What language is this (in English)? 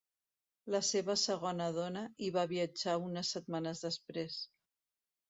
Catalan